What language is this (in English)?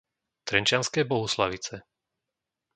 Slovak